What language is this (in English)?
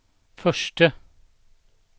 Swedish